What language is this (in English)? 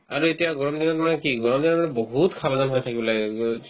Assamese